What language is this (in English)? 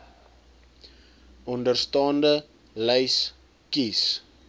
Afrikaans